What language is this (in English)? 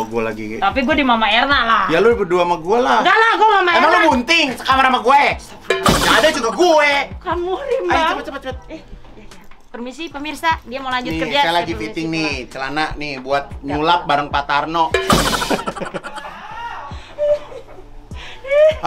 Indonesian